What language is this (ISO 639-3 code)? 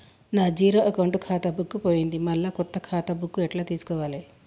tel